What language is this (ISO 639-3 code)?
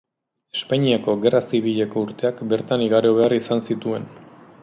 eus